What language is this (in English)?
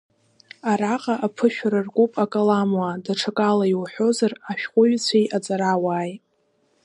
Abkhazian